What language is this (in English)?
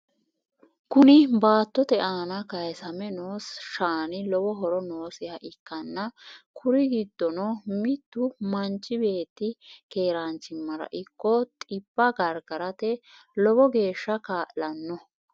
Sidamo